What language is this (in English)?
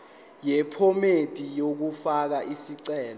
Zulu